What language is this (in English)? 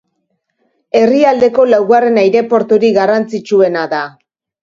Basque